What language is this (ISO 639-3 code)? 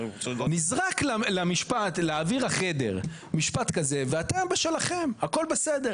heb